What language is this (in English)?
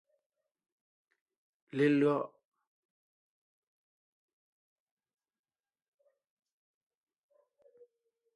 Ngiemboon